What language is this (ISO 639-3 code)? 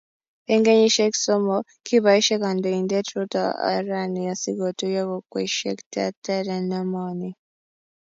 kln